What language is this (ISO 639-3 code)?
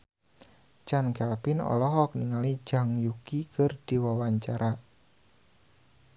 sun